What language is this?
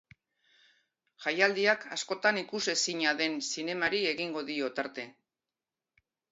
Basque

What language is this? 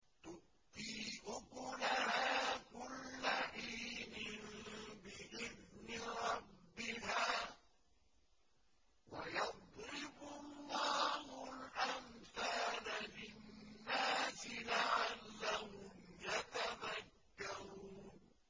Arabic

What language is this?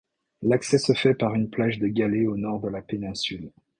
French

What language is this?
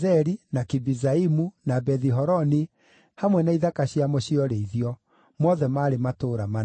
Kikuyu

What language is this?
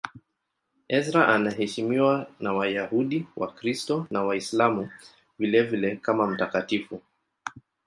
Swahili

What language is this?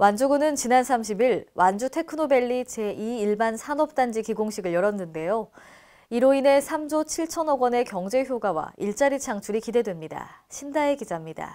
Korean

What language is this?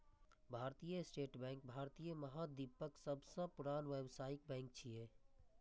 Maithili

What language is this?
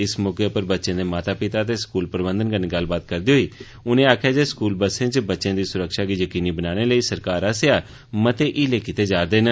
Dogri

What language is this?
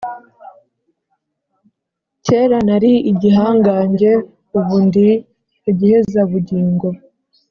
Kinyarwanda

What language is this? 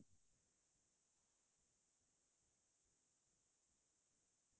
Assamese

